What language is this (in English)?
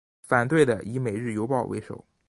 Chinese